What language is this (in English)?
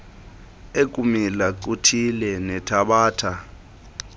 Xhosa